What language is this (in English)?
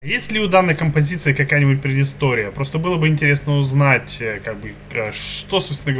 Russian